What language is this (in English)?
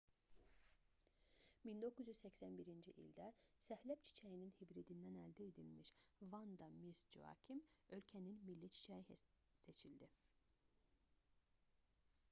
Azerbaijani